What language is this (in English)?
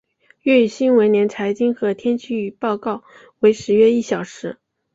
Chinese